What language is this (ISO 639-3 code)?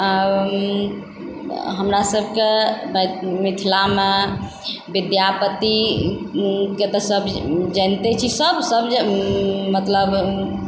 mai